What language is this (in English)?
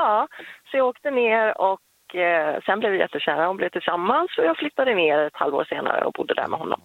Swedish